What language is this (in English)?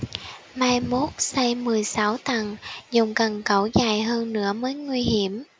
Vietnamese